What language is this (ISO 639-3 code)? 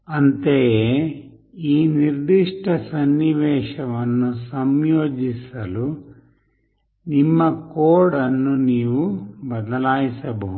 kan